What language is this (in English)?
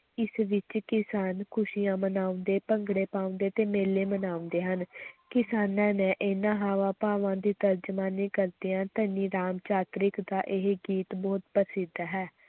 Punjabi